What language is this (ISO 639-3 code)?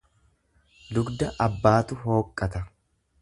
orm